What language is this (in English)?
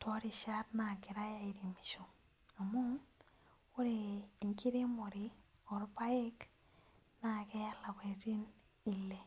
Masai